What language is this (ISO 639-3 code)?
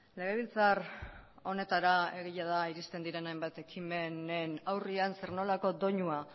eus